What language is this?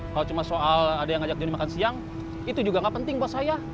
Indonesian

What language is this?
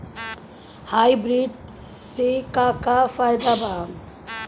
Bhojpuri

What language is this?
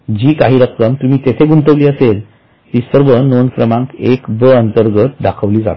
Marathi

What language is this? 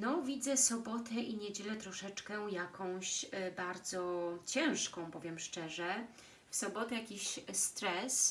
Polish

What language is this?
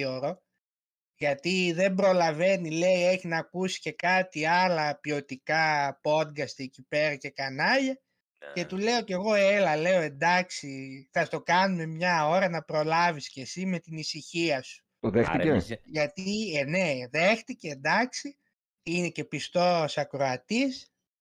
Greek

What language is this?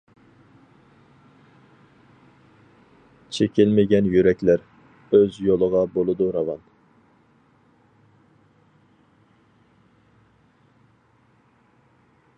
Uyghur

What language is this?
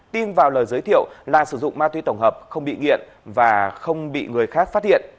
Vietnamese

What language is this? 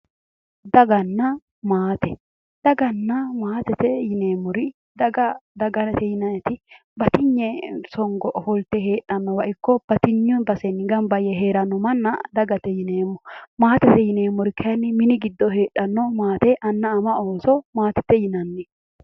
Sidamo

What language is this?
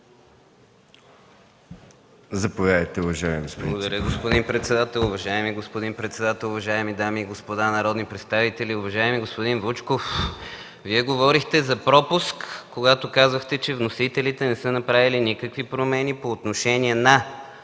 Bulgarian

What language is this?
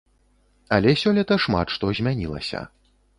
Belarusian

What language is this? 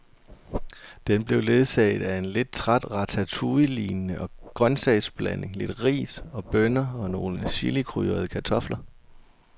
Danish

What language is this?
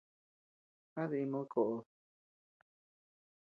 Tepeuxila Cuicatec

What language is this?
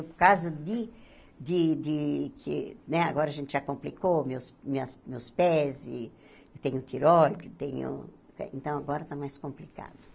Portuguese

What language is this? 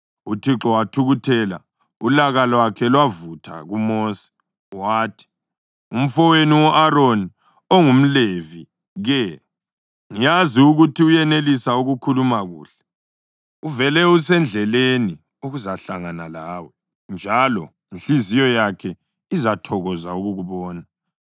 North Ndebele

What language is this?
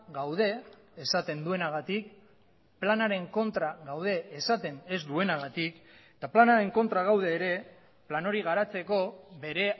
Basque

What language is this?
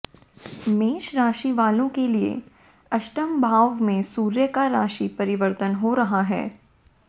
Hindi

